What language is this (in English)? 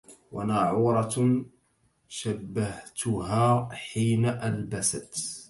Arabic